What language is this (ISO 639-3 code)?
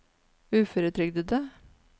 nor